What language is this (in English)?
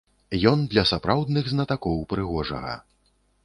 Belarusian